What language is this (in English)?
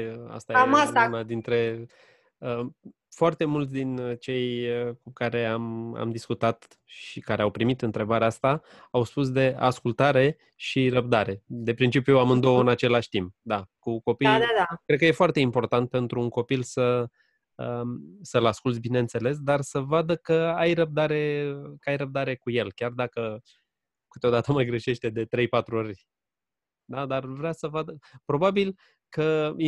Romanian